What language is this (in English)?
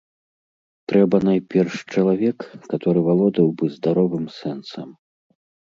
Belarusian